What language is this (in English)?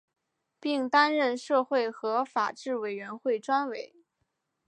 Chinese